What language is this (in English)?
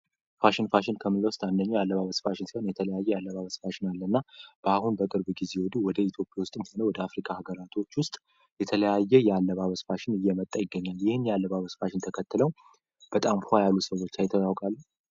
Amharic